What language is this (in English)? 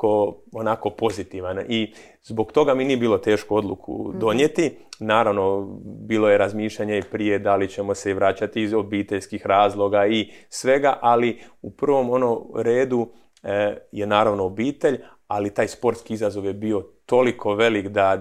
Croatian